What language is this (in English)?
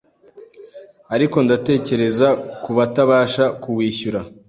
Kinyarwanda